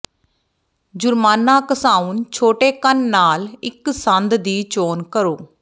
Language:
Punjabi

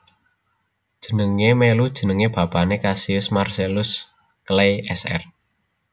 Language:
Javanese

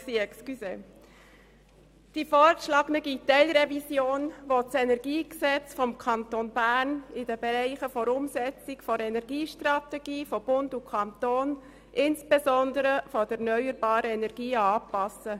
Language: Swiss German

